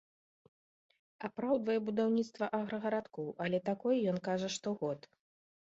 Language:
Belarusian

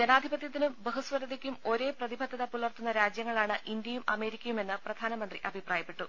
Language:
Malayalam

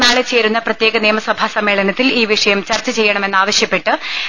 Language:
Malayalam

